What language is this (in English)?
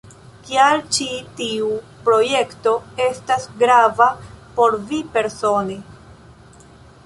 Esperanto